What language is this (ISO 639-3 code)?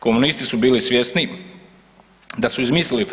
hrv